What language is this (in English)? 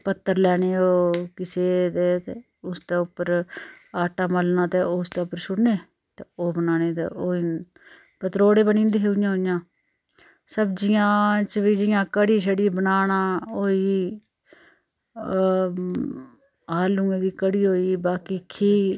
Dogri